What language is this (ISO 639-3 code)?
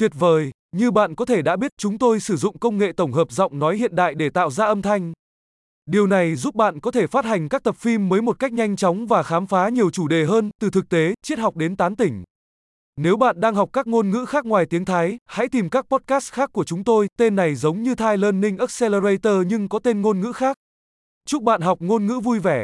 vie